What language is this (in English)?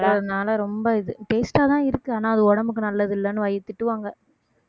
Tamil